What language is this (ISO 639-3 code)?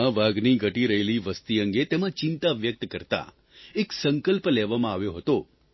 guj